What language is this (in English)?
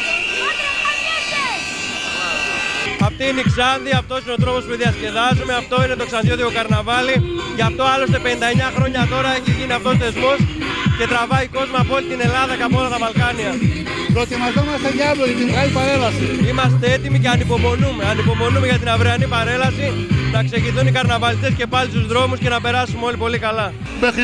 Greek